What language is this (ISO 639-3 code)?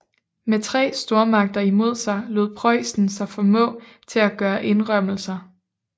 dan